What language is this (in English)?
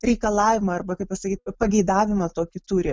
Lithuanian